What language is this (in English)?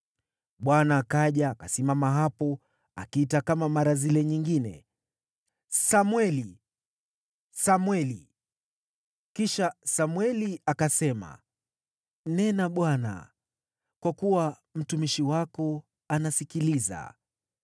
Swahili